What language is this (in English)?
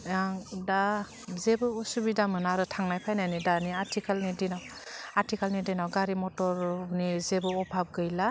Bodo